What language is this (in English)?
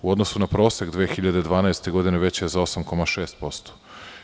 Serbian